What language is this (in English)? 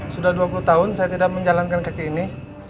Indonesian